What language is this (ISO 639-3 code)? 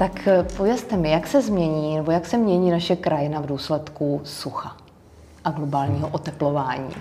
ces